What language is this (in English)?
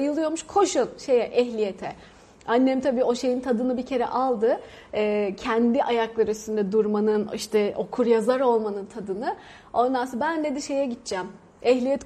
Turkish